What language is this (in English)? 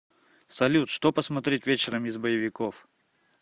Russian